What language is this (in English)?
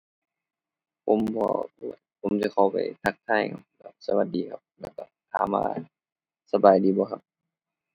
Thai